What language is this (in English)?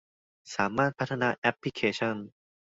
Thai